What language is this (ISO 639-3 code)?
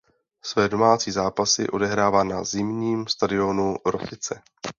ces